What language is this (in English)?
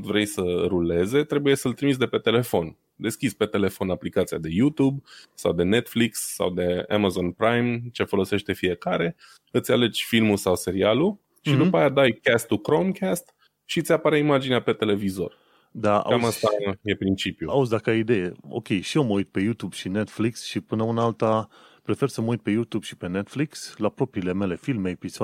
Romanian